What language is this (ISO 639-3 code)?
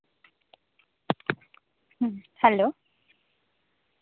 sat